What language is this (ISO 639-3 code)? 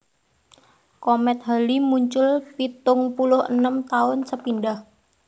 jav